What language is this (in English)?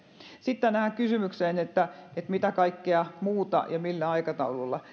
Finnish